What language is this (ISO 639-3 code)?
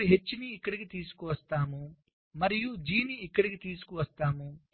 tel